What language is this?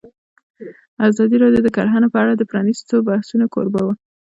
Pashto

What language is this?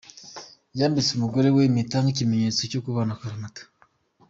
Kinyarwanda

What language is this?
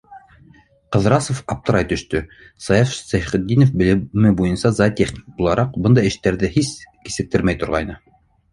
Bashkir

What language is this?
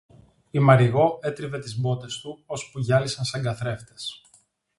Greek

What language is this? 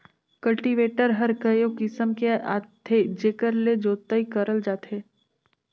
Chhattisgarhi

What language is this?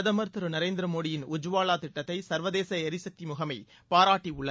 Tamil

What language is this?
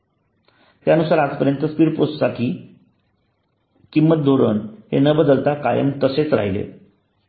Marathi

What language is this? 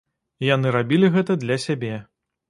Belarusian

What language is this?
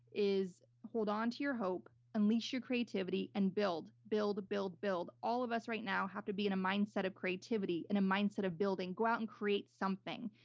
English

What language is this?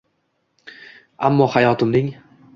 Uzbek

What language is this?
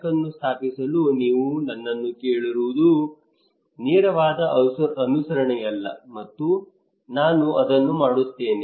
Kannada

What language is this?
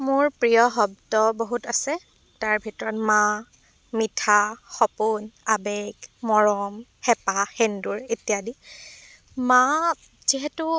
Assamese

